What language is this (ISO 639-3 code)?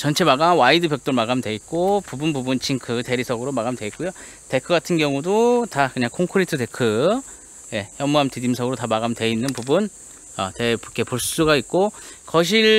kor